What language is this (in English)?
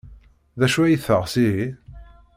Kabyle